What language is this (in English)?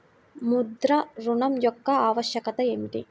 Telugu